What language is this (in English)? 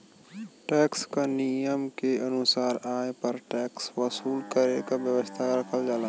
Bhojpuri